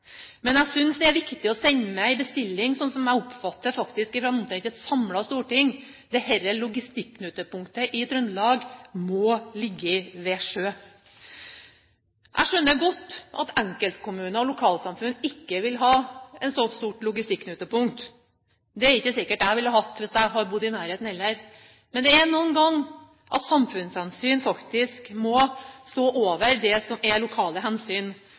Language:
Norwegian Bokmål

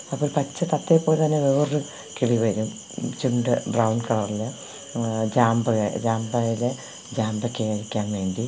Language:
Malayalam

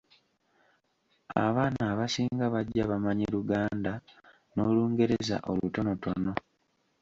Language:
Ganda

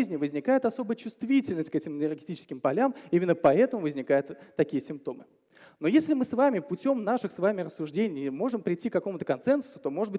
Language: Russian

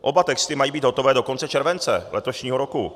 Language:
Czech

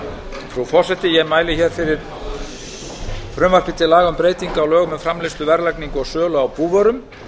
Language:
Icelandic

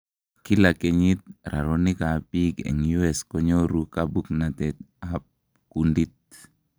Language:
Kalenjin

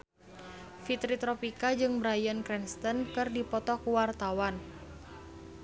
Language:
Sundanese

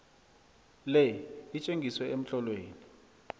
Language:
South Ndebele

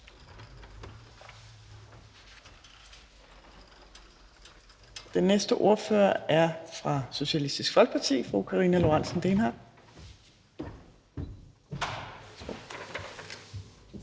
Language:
Danish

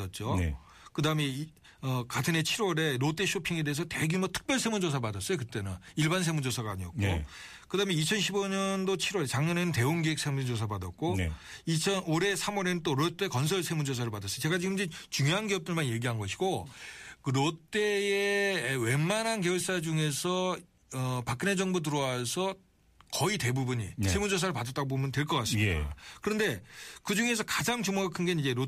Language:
Korean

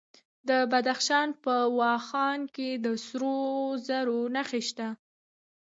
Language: Pashto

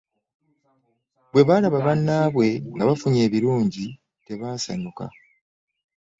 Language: Ganda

